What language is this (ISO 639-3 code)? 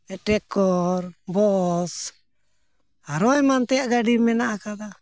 sat